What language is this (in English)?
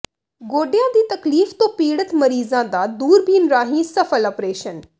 Punjabi